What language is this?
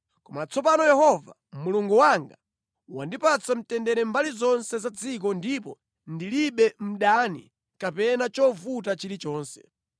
Nyanja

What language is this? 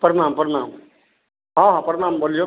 Maithili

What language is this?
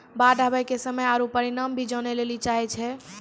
Maithili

